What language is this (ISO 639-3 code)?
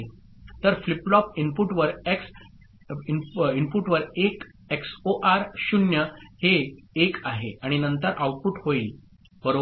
mar